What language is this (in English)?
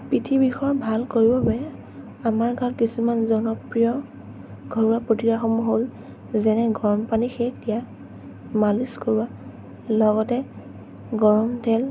Assamese